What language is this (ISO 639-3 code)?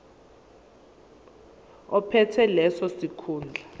zul